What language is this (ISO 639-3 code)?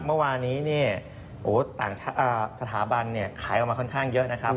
tha